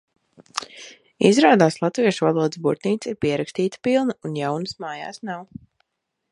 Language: Latvian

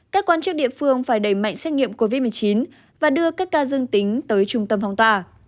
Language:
Vietnamese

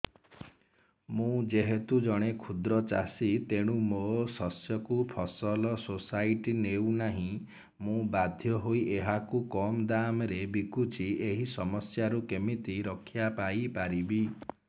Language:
Odia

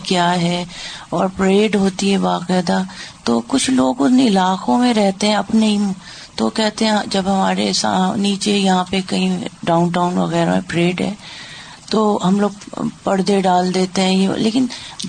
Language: Urdu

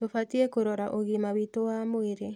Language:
Kikuyu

